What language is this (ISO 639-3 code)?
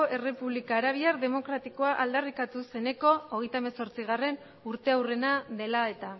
eus